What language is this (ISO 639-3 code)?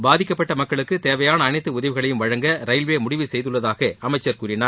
tam